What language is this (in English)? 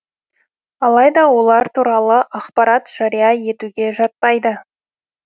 Kazakh